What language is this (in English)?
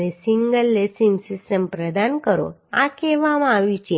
Gujarati